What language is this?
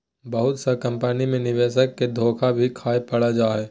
Magahi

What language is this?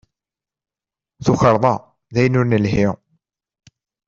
Kabyle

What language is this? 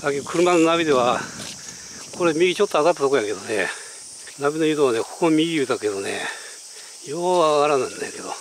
Japanese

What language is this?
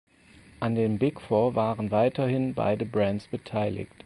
German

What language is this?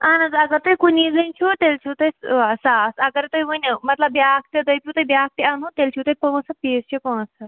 Kashmiri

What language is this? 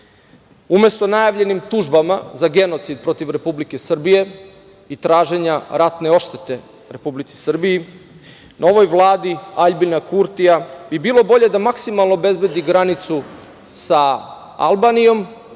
Serbian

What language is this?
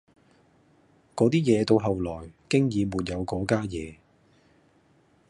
Cantonese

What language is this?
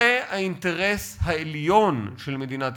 Hebrew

